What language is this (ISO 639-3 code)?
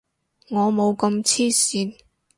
yue